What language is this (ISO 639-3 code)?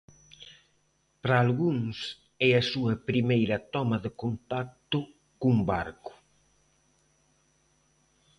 glg